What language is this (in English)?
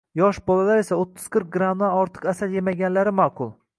Uzbek